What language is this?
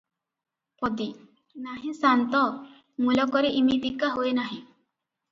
Odia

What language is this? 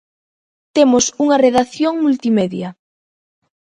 Galician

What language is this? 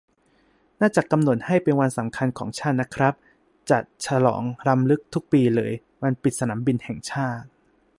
Thai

